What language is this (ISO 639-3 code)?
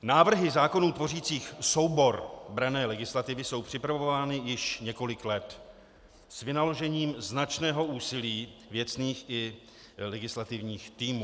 ces